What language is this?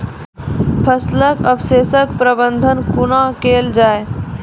Maithili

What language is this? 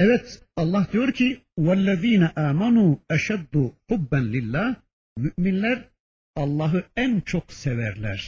Turkish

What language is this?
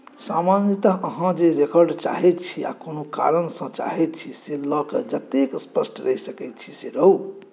Maithili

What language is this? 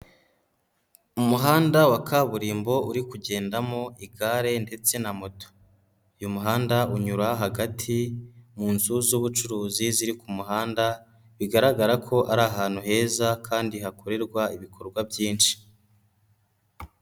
Kinyarwanda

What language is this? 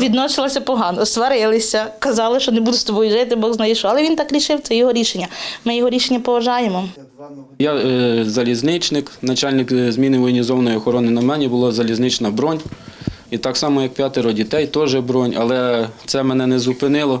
Ukrainian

